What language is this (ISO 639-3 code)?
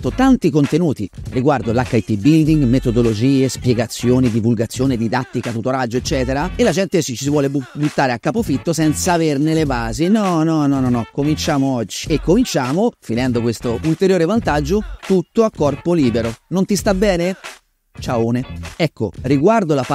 ita